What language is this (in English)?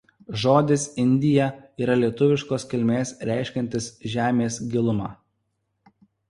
Lithuanian